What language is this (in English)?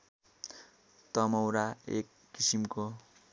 Nepali